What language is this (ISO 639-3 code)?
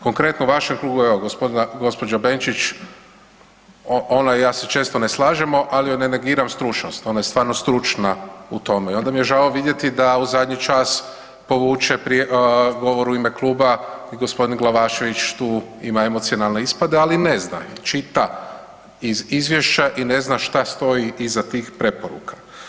hrv